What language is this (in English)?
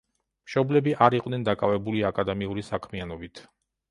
Georgian